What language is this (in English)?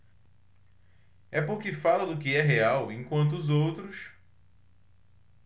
Portuguese